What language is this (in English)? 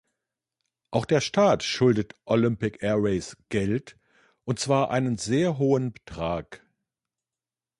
German